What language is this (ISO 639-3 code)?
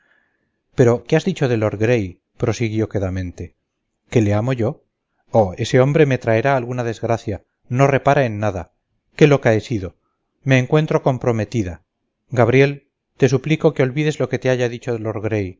spa